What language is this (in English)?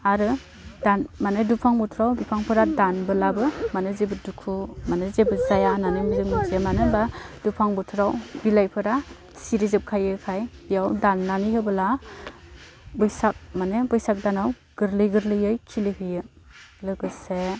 Bodo